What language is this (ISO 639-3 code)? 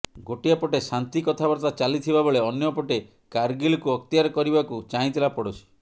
ori